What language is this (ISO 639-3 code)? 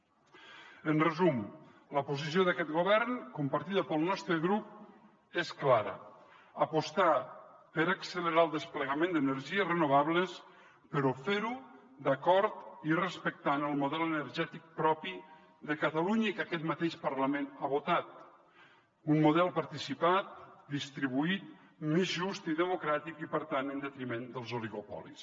cat